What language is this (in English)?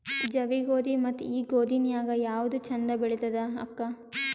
Kannada